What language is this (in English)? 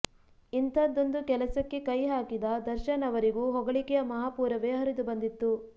Kannada